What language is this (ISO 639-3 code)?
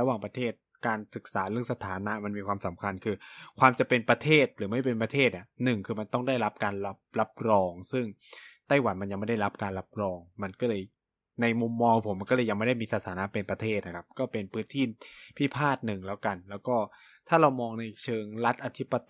tha